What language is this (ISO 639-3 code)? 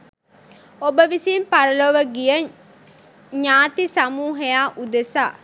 sin